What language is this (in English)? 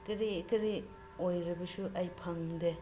Manipuri